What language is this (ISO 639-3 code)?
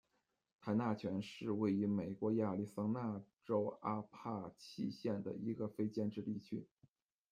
zho